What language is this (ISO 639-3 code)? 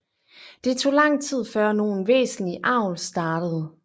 dan